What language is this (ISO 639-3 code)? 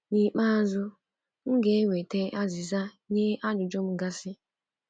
ibo